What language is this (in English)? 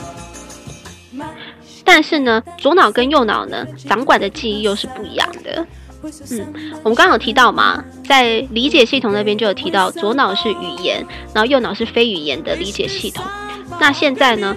Chinese